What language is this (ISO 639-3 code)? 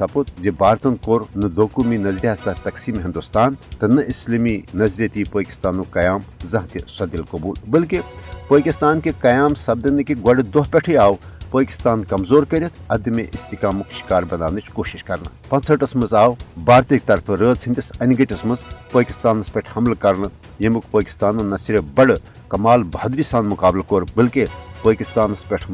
urd